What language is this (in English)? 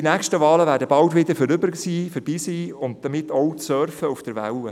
Swiss German